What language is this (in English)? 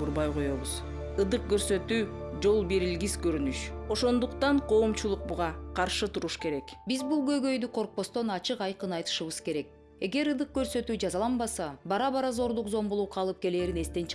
Russian